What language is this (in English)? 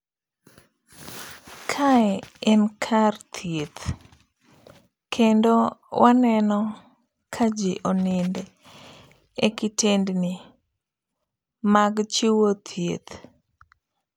Luo (Kenya and Tanzania)